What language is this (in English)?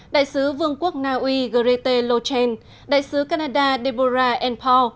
Vietnamese